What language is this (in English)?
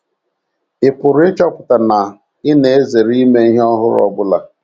Igbo